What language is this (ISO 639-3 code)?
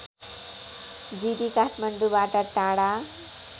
nep